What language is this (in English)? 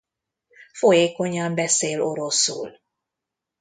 Hungarian